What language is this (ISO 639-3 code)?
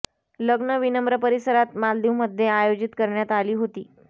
mar